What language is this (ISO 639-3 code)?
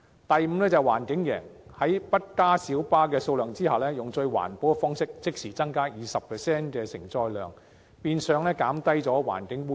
yue